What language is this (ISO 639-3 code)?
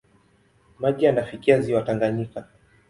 swa